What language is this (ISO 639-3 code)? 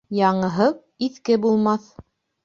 bak